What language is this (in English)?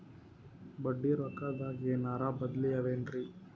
Kannada